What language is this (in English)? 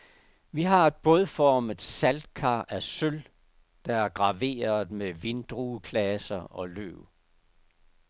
Danish